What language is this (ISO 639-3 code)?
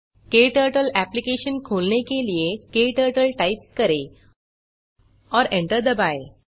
hin